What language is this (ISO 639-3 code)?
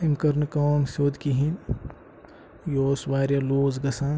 kas